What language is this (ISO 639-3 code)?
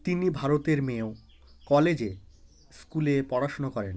ben